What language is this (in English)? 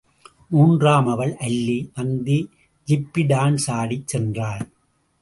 Tamil